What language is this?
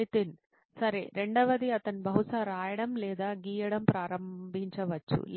Telugu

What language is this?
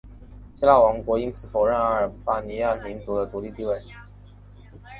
Chinese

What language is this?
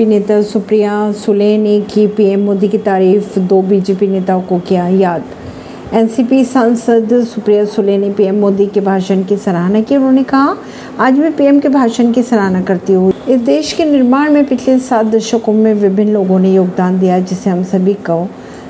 Hindi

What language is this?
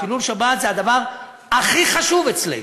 Hebrew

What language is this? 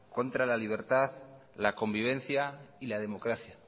Spanish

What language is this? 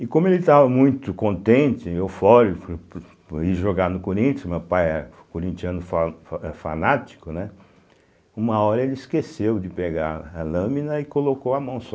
Portuguese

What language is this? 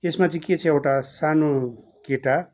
Nepali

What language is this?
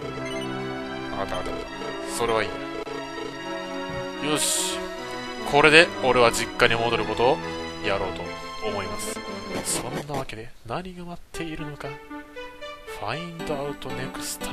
Japanese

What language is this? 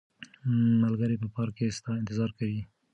Pashto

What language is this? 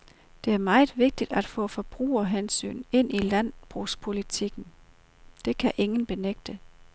Danish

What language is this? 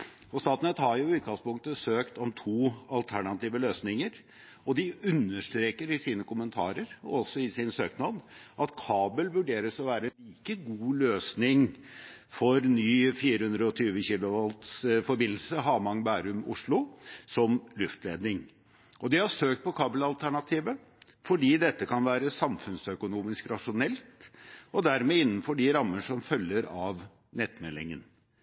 Norwegian Bokmål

